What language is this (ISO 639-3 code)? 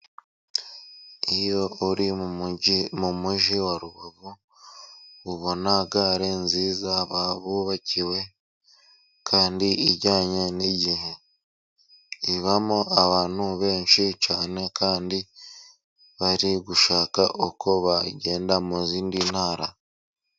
kin